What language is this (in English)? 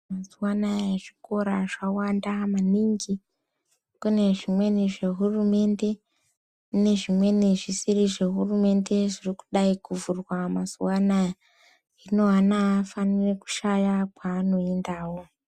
Ndau